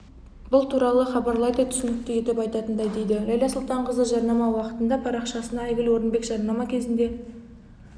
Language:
Kazakh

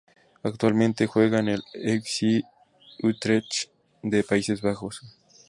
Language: Spanish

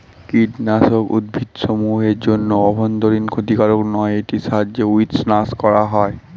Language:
Bangla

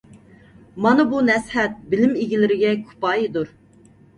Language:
Uyghur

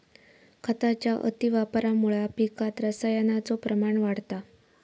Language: Marathi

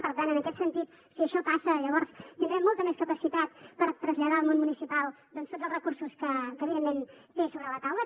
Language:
Catalan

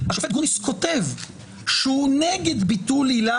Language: Hebrew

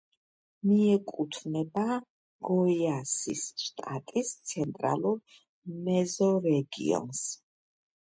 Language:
Georgian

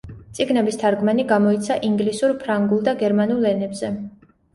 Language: Georgian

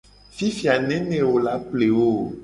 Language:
Gen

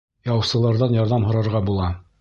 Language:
Bashkir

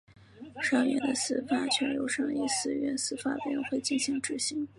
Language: Chinese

